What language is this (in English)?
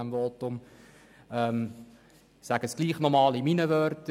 Swiss German